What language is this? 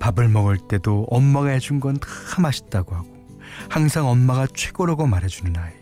Korean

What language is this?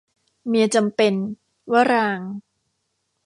Thai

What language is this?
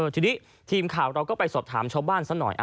Thai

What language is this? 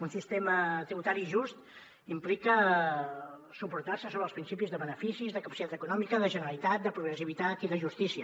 Catalan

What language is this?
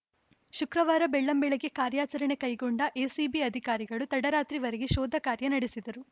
Kannada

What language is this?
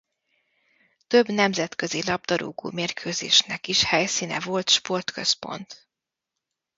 Hungarian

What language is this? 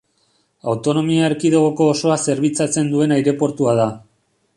Basque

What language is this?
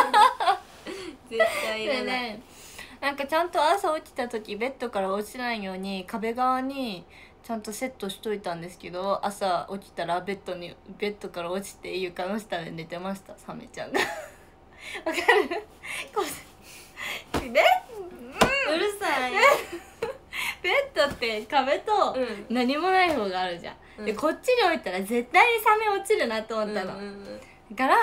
Japanese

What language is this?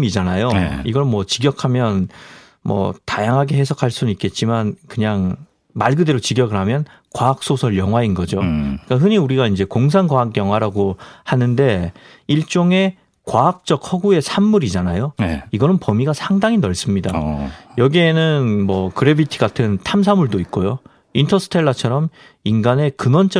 Korean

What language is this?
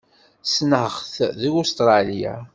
Kabyle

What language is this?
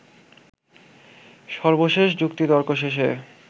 Bangla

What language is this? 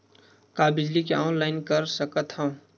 Chhattisgarhi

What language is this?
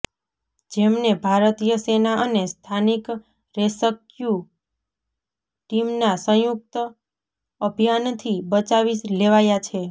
Gujarati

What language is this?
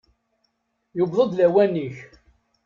Kabyle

